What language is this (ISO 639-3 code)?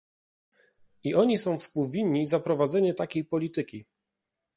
pol